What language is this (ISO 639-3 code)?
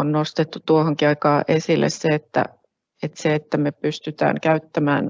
fin